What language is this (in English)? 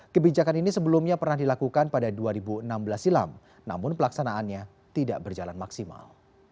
Indonesian